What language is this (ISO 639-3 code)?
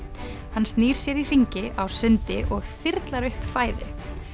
isl